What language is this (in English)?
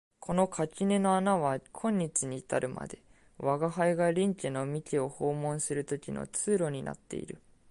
Japanese